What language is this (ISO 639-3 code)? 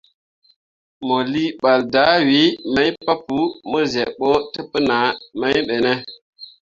mua